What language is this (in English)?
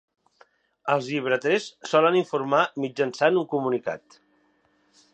Catalan